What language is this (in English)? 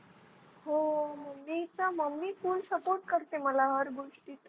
Marathi